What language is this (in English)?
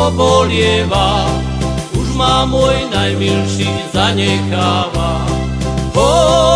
Slovak